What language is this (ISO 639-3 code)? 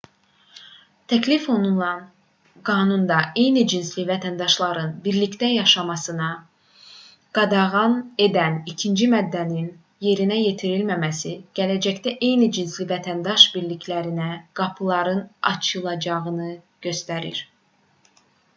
aze